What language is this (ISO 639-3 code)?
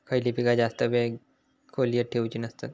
mar